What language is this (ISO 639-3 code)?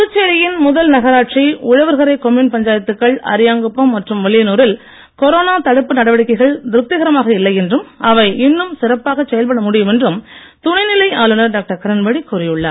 tam